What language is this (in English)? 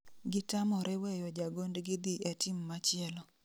Luo (Kenya and Tanzania)